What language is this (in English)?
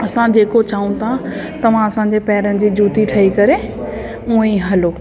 Sindhi